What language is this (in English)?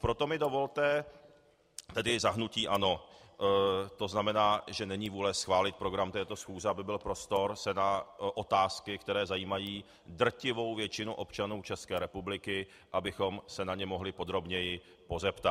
Czech